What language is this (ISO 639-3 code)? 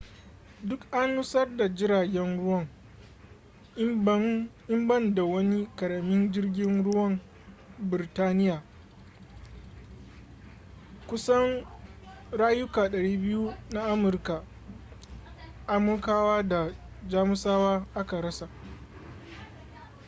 hau